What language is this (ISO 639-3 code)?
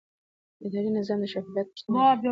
pus